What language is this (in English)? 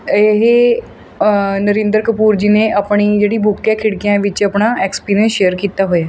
Punjabi